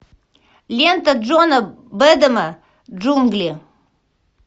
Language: Russian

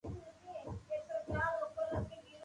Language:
Loarki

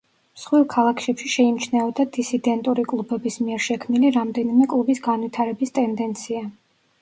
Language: Georgian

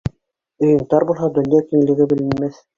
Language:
Bashkir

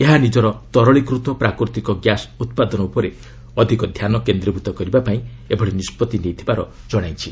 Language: Odia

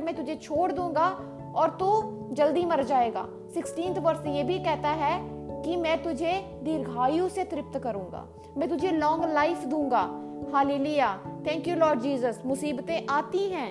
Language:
Hindi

